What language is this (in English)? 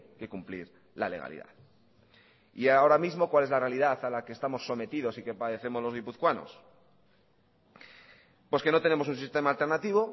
Spanish